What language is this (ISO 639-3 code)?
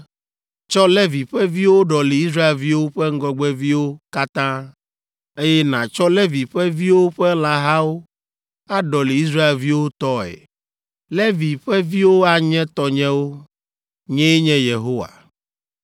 ewe